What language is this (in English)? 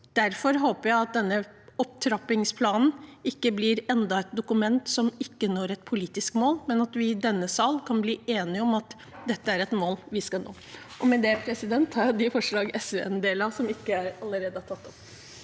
Norwegian